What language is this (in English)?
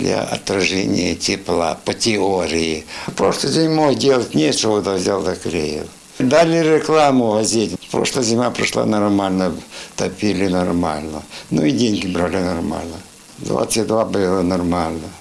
Ukrainian